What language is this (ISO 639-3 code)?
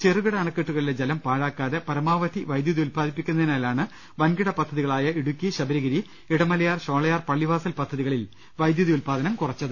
mal